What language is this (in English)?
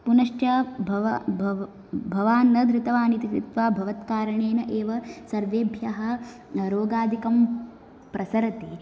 Sanskrit